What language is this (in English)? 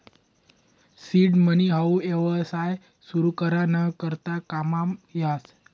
Marathi